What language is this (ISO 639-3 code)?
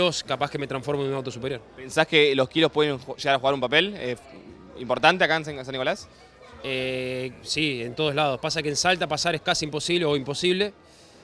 spa